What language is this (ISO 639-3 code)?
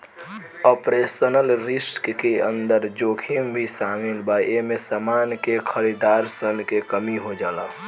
bho